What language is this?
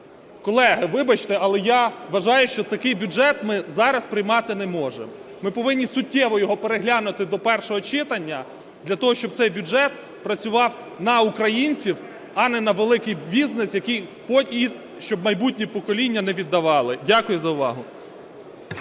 Ukrainian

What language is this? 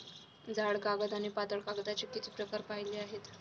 Marathi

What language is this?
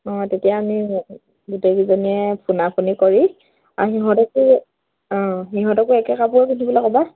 Assamese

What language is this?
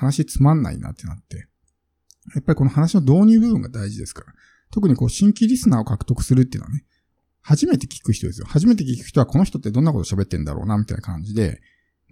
Japanese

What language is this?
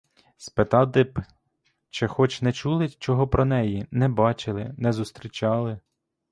Ukrainian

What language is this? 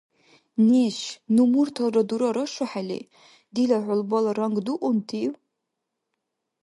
Dargwa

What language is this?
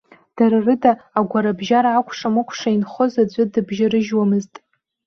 Abkhazian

